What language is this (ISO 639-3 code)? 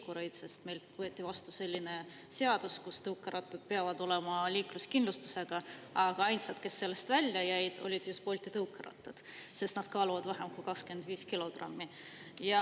est